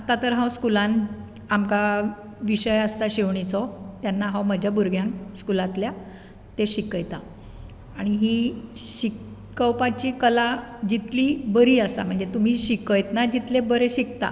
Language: Konkani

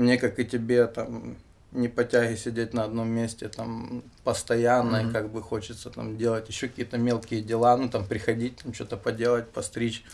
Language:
Russian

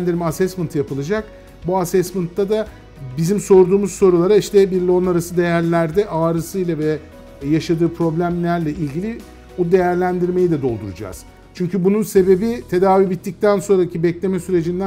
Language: Turkish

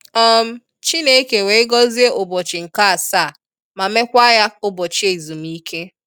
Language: Igbo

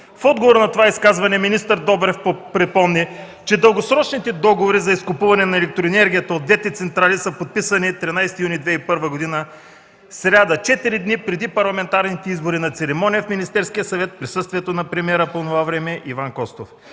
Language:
Bulgarian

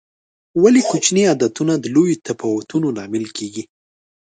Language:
Pashto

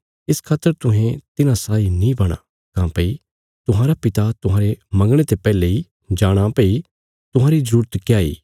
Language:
Bilaspuri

